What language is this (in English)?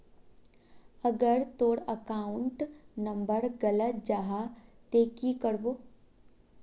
Magahi